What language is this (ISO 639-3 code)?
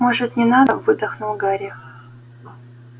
rus